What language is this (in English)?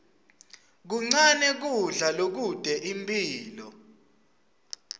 Swati